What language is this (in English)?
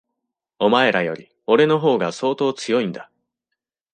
Japanese